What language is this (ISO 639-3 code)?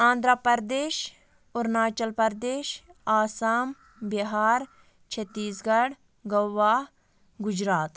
kas